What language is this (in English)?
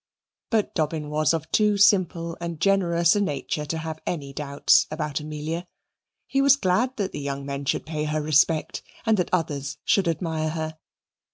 English